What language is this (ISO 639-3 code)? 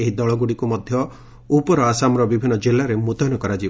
ori